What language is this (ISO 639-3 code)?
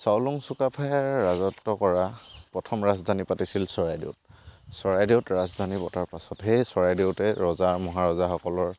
asm